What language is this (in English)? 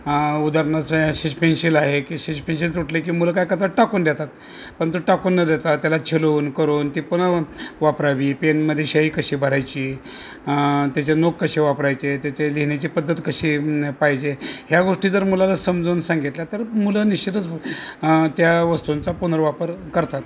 Marathi